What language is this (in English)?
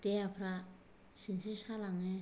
Bodo